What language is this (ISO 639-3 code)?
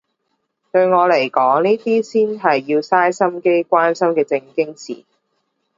yue